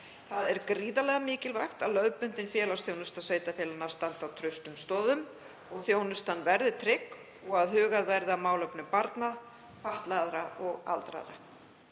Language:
Icelandic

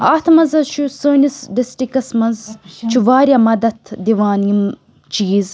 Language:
Kashmiri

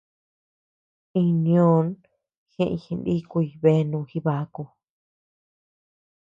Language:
Tepeuxila Cuicatec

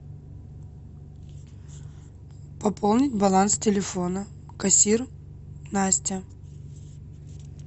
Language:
Russian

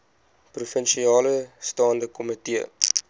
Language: Afrikaans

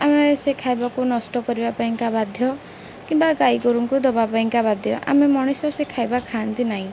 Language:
Odia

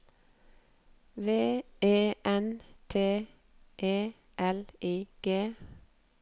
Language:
Norwegian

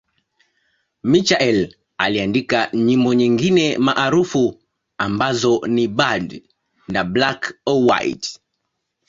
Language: Swahili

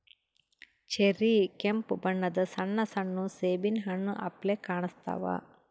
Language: Kannada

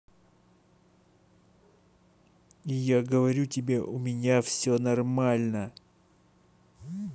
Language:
Russian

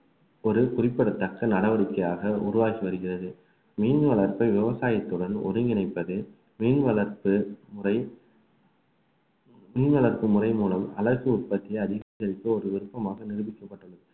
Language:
Tamil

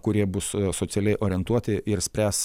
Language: Lithuanian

